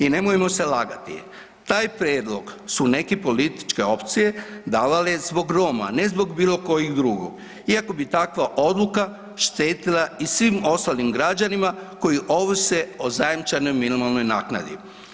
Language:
Croatian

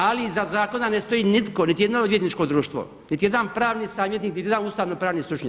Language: Croatian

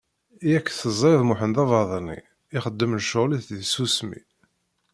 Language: Kabyle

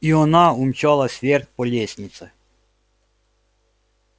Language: Russian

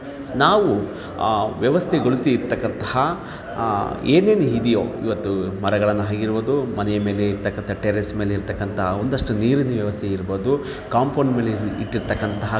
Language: Kannada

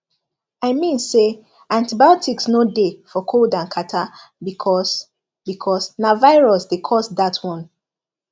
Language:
Nigerian Pidgin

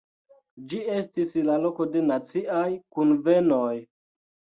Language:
Esperanto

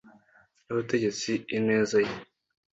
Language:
Kinyarwanda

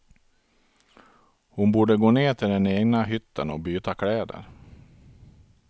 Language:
Swedish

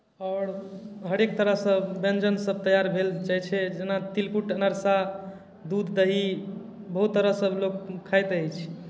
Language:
Maithili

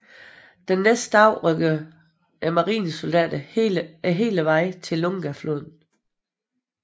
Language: Danish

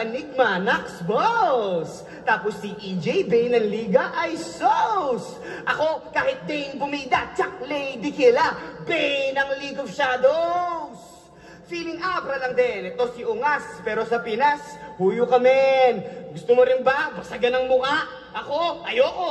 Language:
Filipino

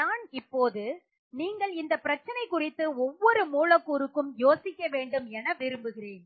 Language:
Tamil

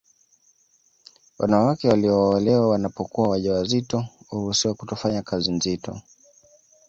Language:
Swahili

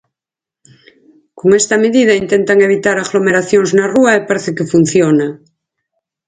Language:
Galician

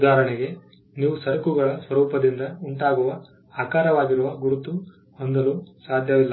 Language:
Kannada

